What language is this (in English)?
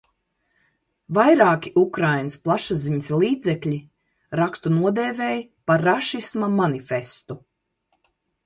Latvian